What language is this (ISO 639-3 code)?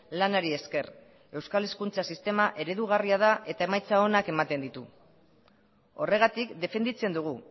eus